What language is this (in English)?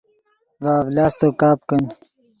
Yidgha